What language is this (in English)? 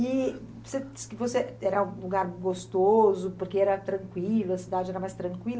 Portuguese